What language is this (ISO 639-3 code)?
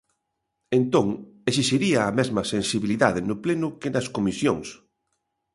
glg